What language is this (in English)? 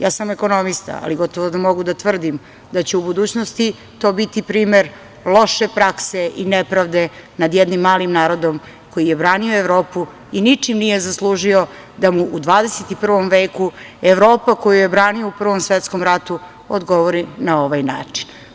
Serbian